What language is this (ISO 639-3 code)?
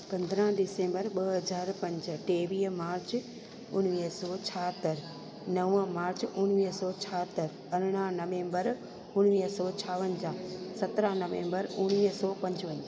snd